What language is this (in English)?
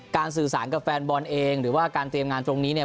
Thai